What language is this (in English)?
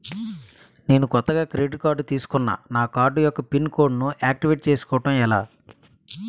Telugu